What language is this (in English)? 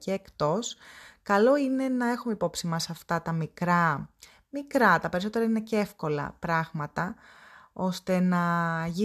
Greek